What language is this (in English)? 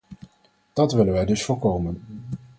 Dutch